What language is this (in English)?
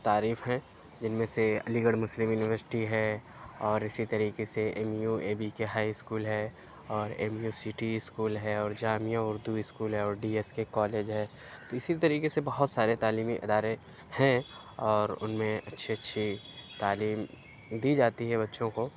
Urdu